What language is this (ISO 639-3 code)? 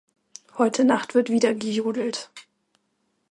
deu